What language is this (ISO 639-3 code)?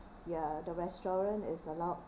eng